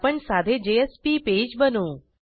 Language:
Marathi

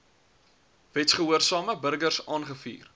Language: Afrikaans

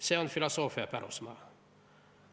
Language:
Estonian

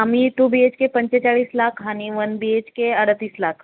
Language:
Marathi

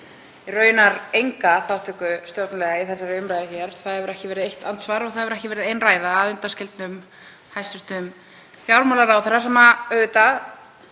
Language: Icelandic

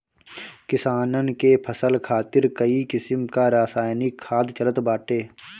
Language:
Bhojpuri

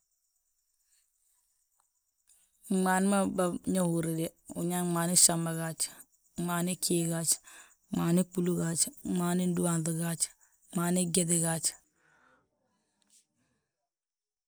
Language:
Balanta-Ganja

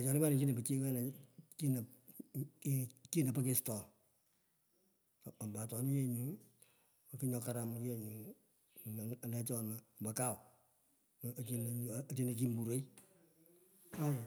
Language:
Pökoot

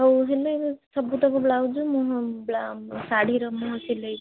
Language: Odia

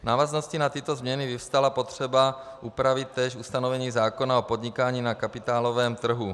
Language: Czech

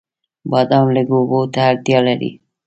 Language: Pashto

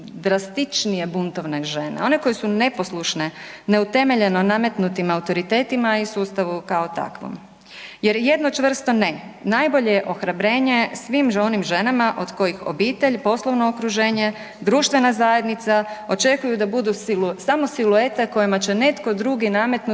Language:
Croatian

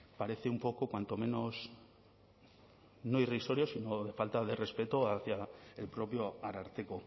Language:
Spanish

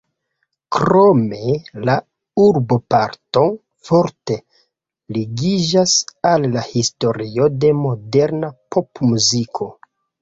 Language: Esperanto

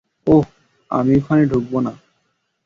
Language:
Bangla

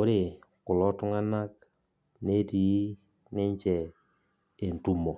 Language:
Masai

